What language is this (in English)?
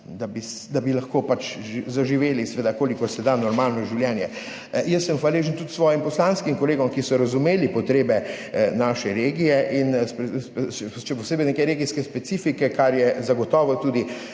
Slovenian